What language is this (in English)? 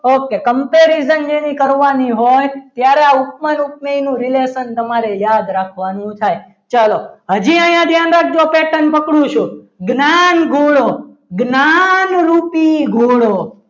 Gujarati